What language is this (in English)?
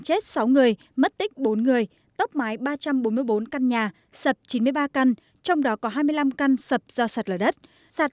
Vietnamese